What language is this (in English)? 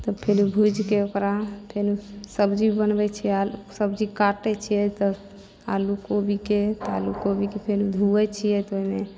Maithili